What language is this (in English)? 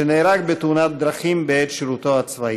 Hebrew